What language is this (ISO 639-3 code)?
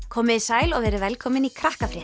isl